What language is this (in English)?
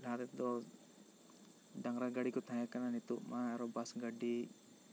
Santali